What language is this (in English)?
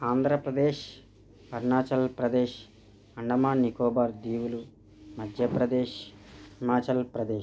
Telugu